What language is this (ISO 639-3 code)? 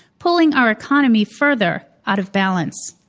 eng